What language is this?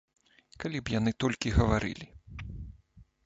Belarusian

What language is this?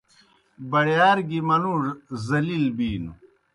Kohistani Shina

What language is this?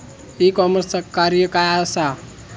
Marathi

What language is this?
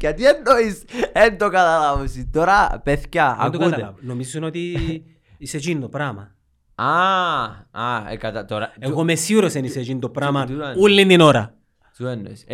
Greek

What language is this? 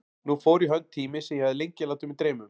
Icelandic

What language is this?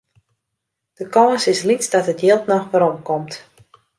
Western Frisian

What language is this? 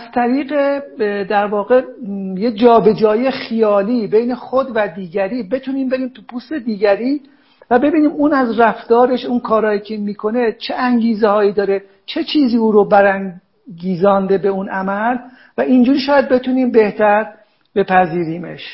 Persian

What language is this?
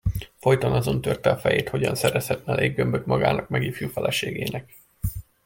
Hungarian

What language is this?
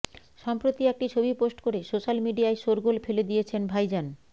Bangla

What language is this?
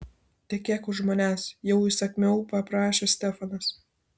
Lithuanian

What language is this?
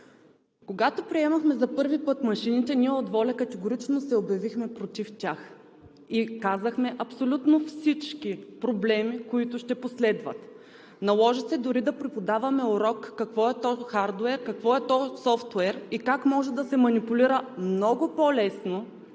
Bulgarian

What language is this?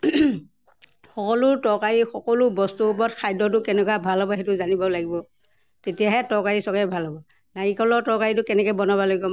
Assamese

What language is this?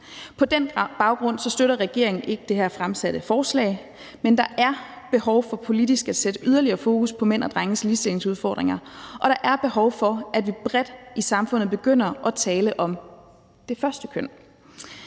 Danish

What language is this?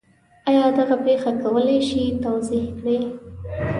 Pashto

